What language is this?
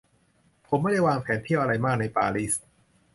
Thai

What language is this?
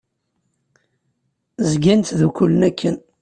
Kabyle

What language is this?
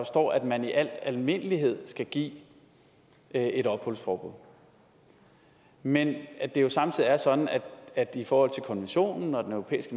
Danish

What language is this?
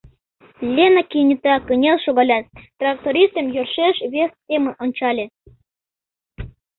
Mari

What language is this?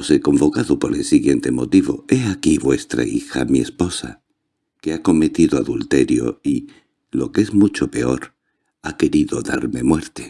Spanish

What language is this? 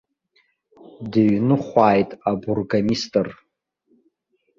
Abkhazian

